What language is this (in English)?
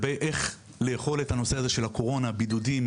Hebrew